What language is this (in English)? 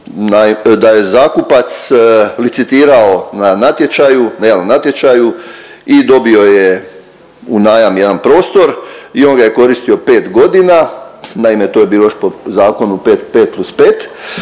Croatian